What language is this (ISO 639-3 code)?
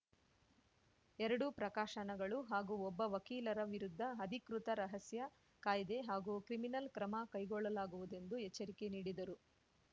kan